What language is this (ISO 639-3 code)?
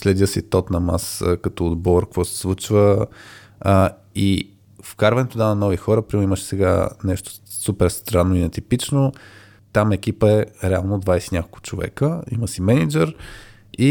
bul